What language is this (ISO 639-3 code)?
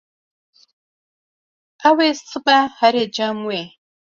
kur